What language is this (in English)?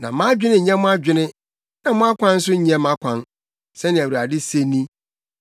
Akan